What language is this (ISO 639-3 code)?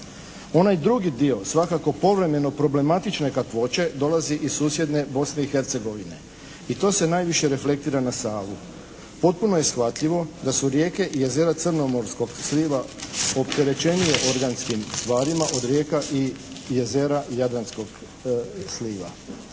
hrv